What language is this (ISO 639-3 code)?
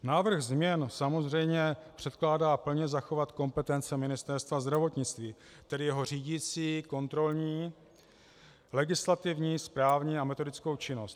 ces